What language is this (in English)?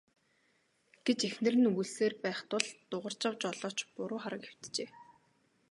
Mongolian